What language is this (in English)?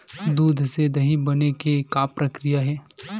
Chhattisgarhi